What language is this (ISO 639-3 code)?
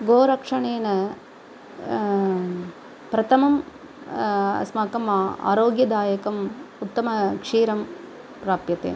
san